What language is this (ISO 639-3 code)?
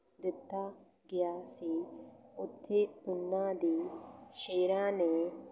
pan